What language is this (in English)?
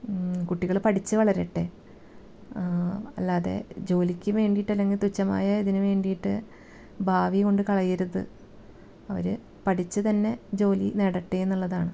Malayalam